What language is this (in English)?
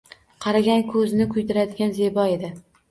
Uzbek